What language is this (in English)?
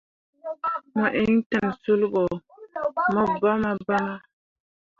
Mundang